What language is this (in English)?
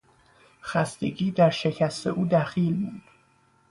Persian